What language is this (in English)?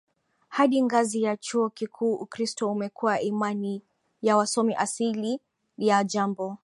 Swahili